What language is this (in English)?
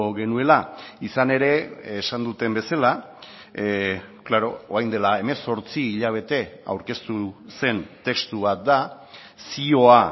Basque